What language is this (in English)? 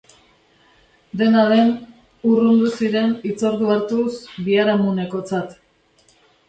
Basque